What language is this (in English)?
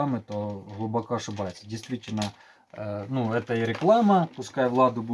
Russian